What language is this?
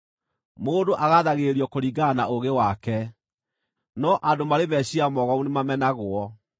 Kikuyu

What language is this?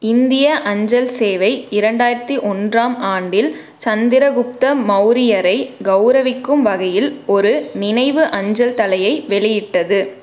Tamil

